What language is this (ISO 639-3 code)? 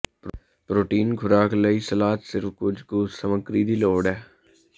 pan